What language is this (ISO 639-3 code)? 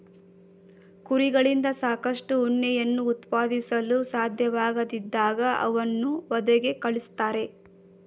kan